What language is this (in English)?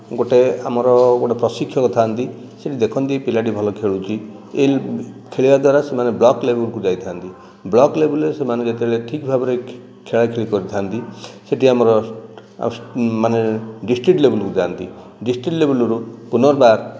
Odia